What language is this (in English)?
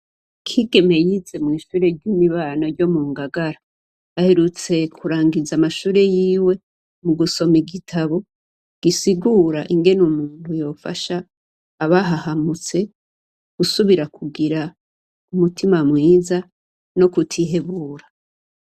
Rundi